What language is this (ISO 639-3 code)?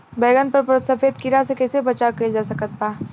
bho